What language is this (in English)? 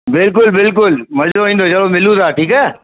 Sindhi